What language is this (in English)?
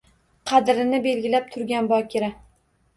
Uzbek